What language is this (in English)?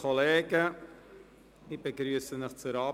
Swiss German